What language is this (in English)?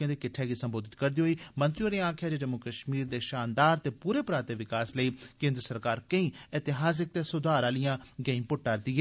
Dogri